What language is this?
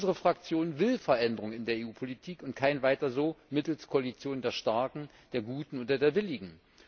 German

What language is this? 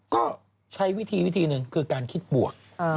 Thai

